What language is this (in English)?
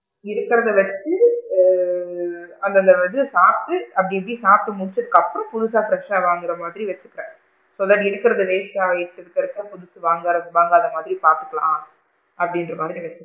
Tamil